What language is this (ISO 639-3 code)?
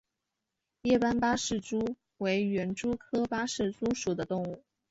zho